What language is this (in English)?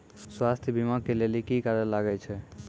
Maithili